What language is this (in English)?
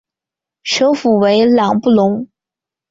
Chinese